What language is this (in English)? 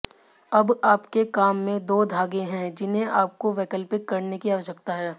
Hindi